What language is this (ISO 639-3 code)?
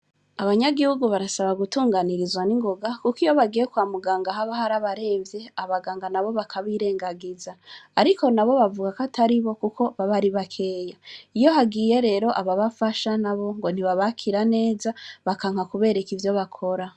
run